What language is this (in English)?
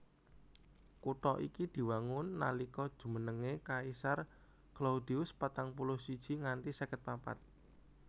Javanese